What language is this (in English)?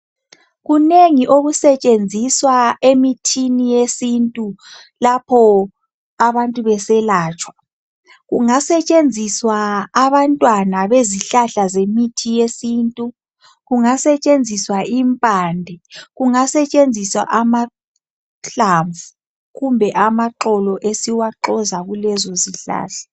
North Ndebele